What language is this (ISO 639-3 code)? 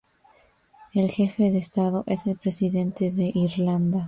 spa